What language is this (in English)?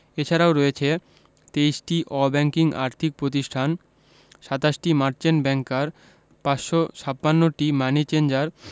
Bangla